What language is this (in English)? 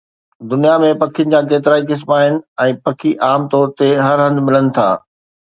Sindhi